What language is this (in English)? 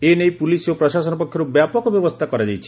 Odia